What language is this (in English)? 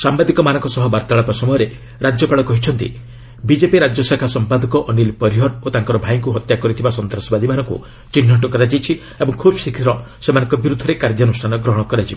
Odia